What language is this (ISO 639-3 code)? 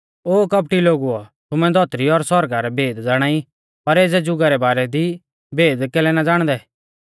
bfz